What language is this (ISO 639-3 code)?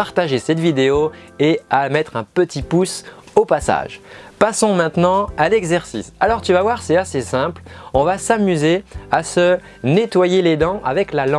fra